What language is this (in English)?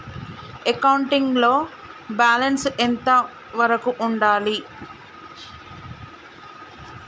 Telugu